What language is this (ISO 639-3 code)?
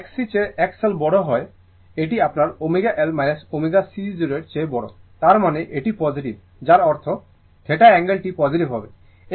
ben